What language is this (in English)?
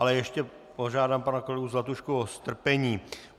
Czech